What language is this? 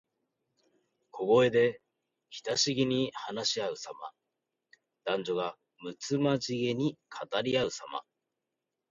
Japanese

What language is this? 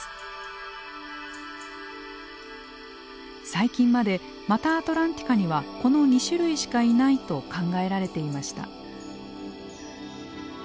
Japanese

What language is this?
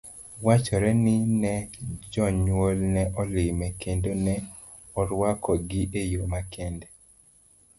Luo (Kenya and Tanzania)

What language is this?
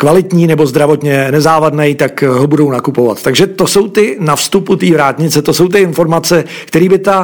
Czech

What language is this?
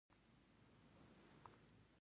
Pashto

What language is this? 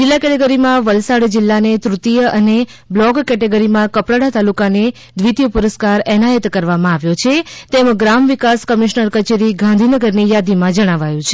Gujarati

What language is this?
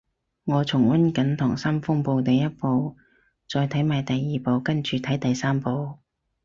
Cantonese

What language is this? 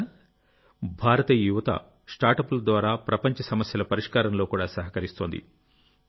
Telugu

